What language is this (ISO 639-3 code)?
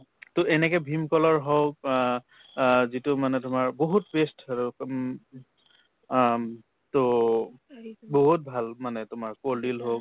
asm